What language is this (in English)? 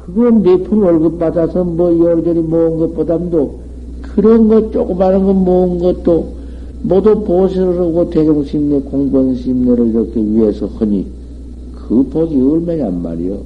Korean